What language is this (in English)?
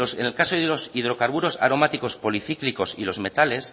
Spanish